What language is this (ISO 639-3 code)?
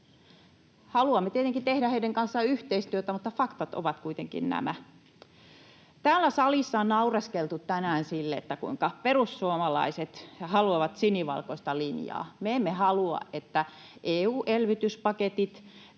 fin